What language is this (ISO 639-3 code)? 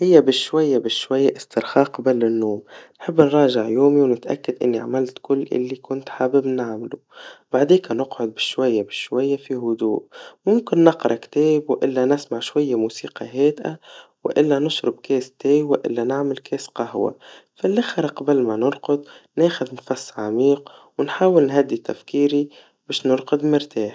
aeb